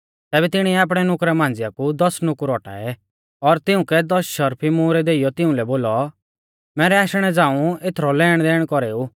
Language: Mahasu Pahari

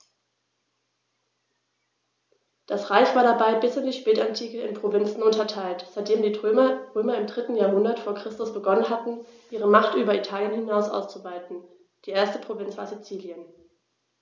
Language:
German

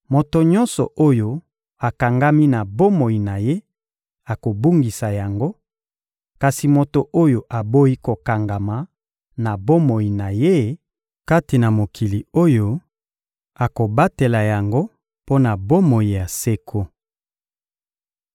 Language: Lingala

